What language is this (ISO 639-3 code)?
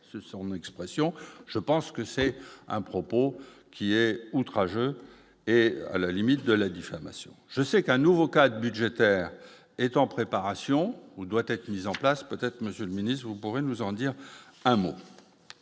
fra